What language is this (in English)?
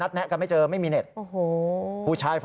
Thai